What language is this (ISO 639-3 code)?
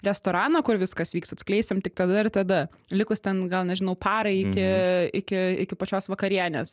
lit